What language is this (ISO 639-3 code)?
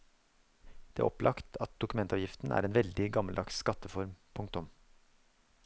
nor